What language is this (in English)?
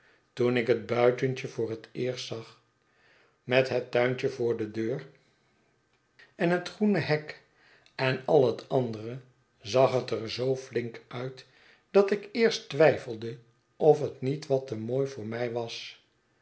Dutch